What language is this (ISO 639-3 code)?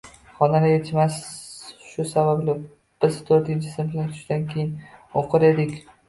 uzb